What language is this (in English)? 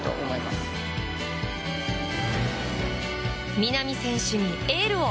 Japanese